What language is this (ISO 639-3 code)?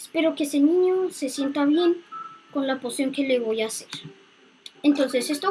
spa